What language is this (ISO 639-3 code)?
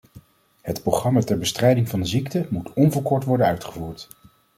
nld